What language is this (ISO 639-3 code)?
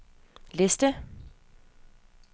dan